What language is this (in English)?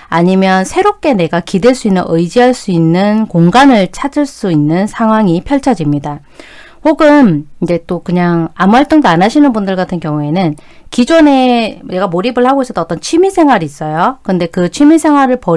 Korean